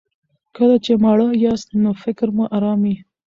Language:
Pashto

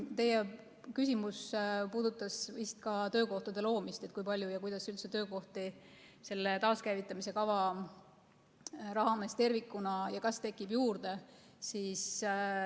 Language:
Estonian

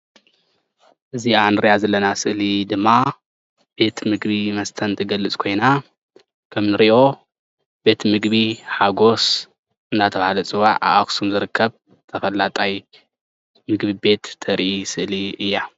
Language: Tigrinya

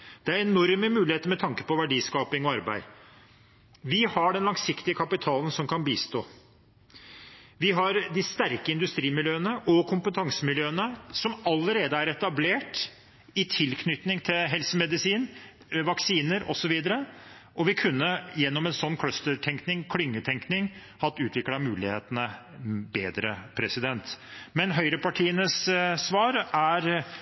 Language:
Norwegian Bokmål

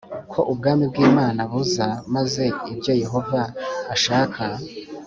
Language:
Kinyarwanda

